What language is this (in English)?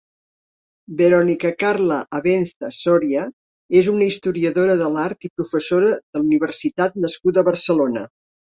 Catalan